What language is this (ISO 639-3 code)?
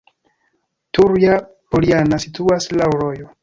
epo